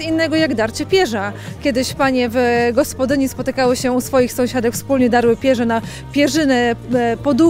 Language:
Polish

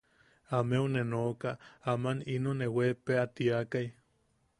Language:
Yaqui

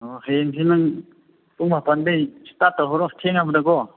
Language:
Manipuri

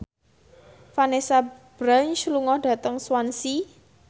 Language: Javanese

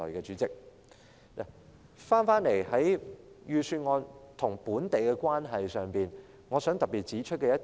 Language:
Cantonese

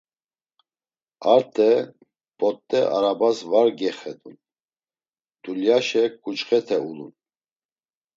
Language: Laz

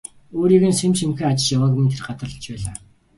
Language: Mongolian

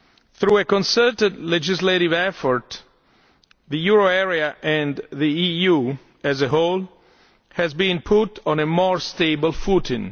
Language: English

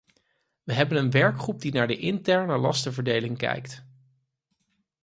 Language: Dutch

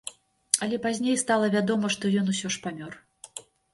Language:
Belarusian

